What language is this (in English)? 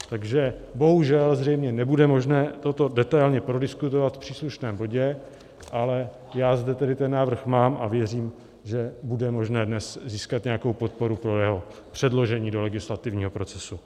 Czech